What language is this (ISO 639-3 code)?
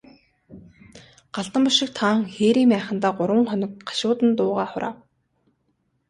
mon